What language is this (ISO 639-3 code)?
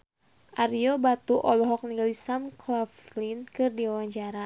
sun